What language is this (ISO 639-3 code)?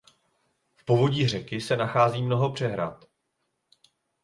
ces